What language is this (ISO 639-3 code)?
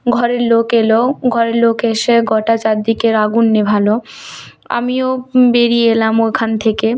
ben